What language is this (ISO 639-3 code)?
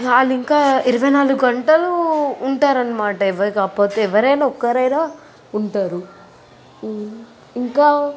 tel